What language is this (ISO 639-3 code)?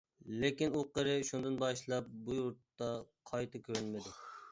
uig